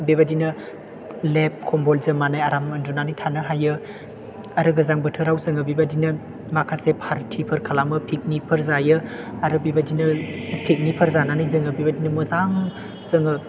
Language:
Bodo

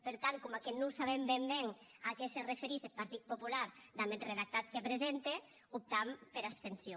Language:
Catalan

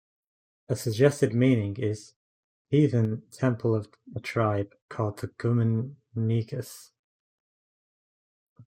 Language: English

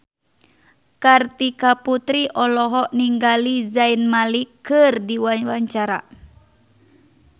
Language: Sundanese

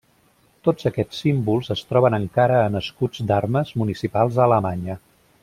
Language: Catalan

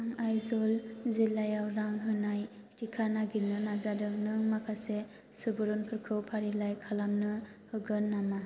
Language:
Bodo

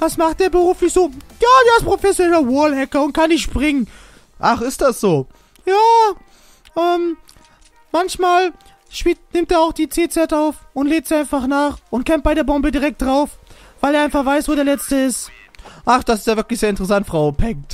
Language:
German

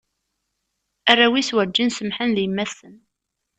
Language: Kabyle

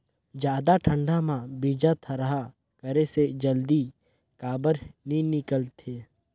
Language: Chhattisgarhi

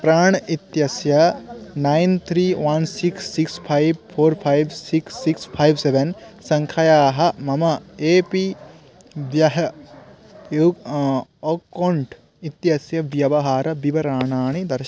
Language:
Sanskrit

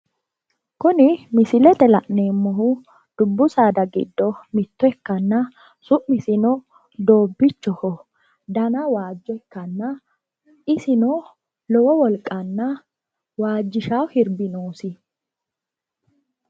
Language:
Sidamo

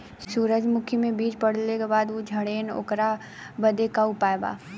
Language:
Bhojpuri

